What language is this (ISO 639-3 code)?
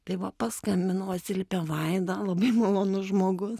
lit